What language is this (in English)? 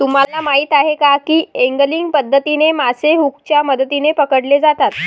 Marathi